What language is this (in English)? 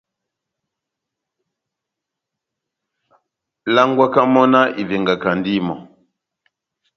Batanga